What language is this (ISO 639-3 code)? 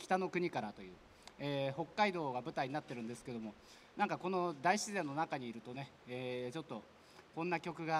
jpn